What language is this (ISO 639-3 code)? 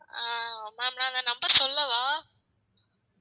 tam